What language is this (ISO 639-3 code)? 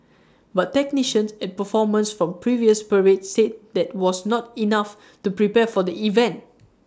eng